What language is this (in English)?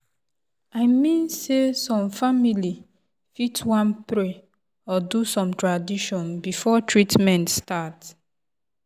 Nigerian Pidgin